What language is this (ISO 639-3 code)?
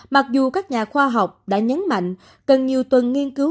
vie